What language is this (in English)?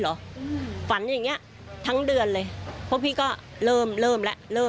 Thai